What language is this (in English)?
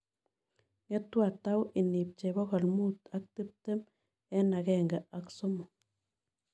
Kalenjin